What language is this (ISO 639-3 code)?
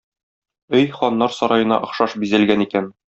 tat